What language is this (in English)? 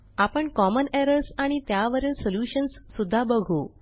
Marathi